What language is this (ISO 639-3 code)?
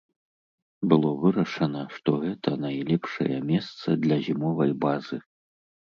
bel